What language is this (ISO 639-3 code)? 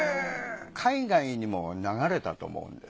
jpn